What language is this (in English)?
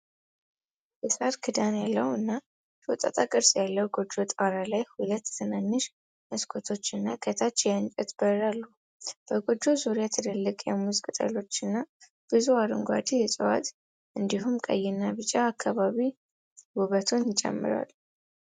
Amharic